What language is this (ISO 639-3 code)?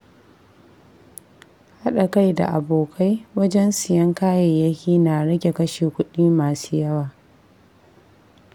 hau